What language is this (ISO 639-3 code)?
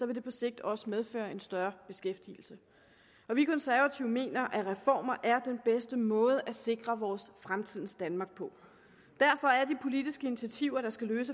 dan